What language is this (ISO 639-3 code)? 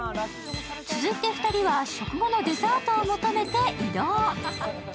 jpn